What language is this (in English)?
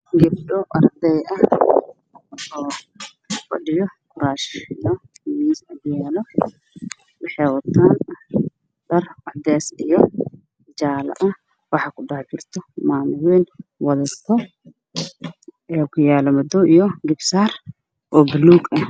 Somali